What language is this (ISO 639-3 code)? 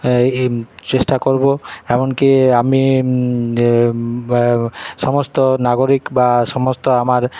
ben